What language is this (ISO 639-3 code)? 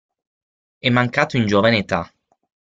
ita